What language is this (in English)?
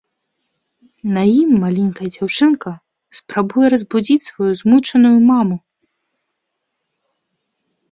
Belarusian